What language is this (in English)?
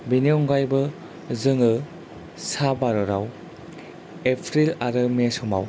Bodo